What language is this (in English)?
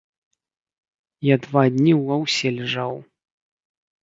Belarusian